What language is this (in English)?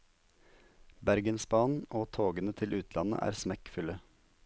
Norwegian